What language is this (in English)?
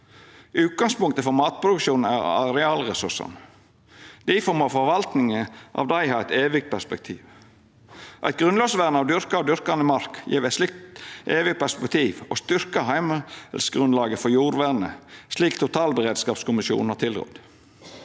Norwegian